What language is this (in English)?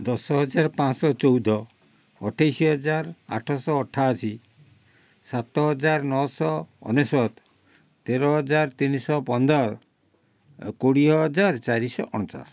Odia